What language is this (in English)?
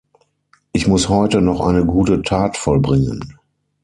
German